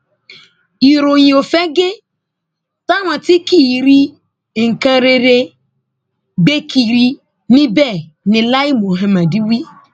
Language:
Yoruba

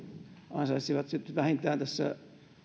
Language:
Finnish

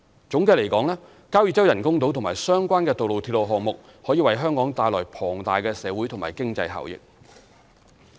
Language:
Cantonese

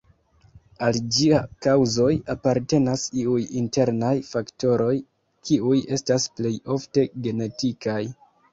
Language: Esperanto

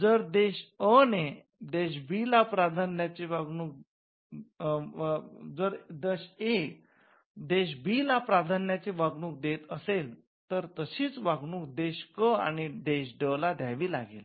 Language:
Marathi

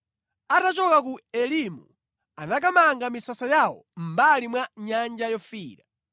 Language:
Nyanja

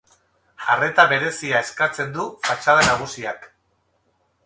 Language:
Basque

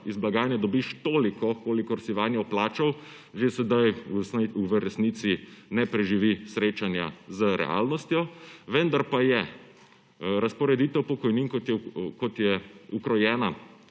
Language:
Slovenian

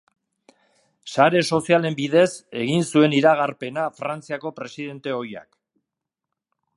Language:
Basque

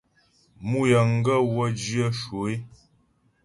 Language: Ghomala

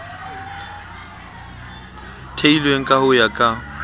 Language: Southern Sotho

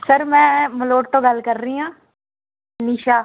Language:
Punjabi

